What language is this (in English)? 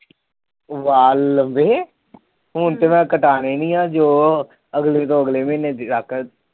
Punjabi